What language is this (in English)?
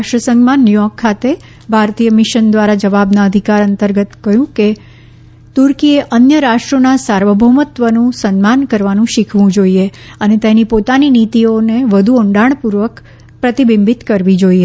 Gujarati